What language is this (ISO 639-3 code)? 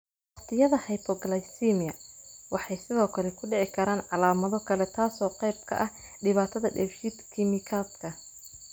som